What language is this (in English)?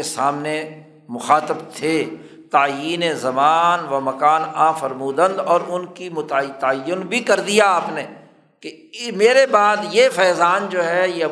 Urdu